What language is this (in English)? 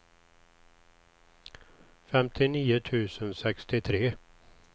Swedish